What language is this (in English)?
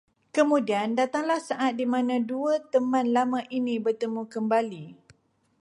Malay